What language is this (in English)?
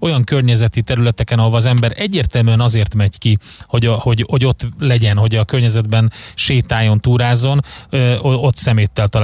Hungarian